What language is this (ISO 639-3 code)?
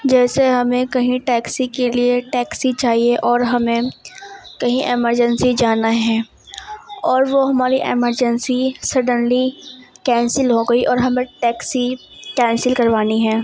urd